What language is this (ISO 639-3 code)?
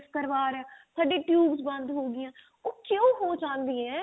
pan